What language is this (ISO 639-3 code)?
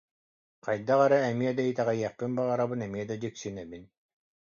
sah